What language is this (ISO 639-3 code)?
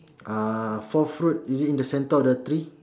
eng